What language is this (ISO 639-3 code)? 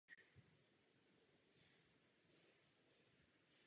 ces